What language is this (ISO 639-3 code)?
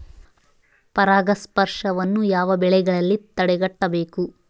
kan